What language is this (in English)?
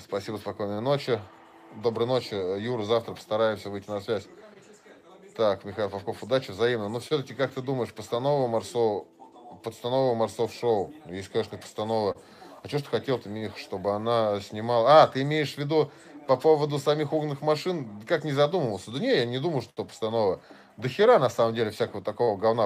Russian